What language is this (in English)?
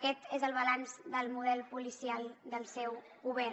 Catalan